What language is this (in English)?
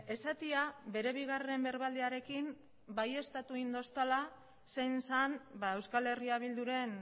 Basque